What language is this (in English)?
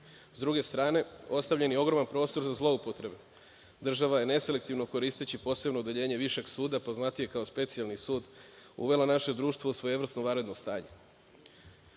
Serbian